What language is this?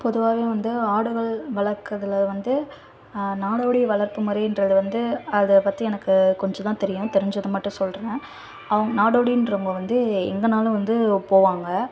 Tamil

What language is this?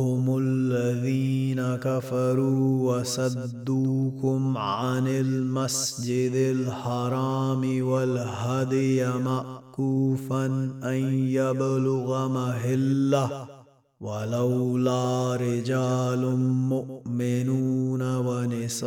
Arabic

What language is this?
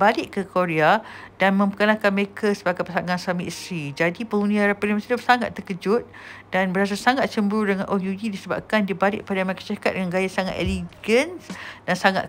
Malay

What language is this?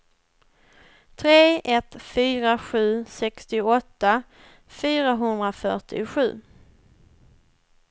Swedish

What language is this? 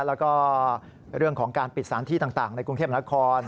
Thai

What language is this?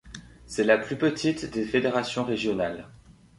French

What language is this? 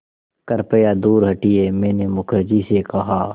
Hindi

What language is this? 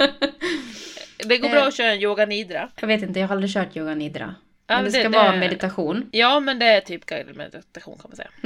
Swedish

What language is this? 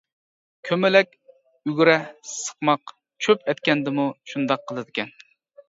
Uyghur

